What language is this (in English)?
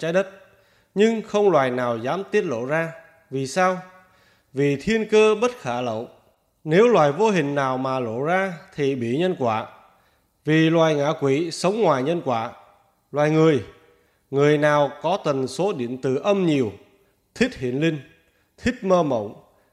Vietnamese